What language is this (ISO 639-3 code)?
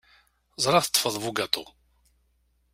kab